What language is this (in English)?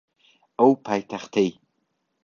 Central Kurdish